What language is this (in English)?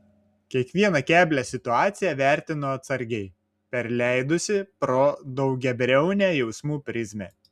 Lithuanian